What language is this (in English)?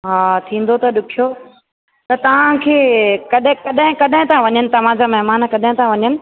Sindhi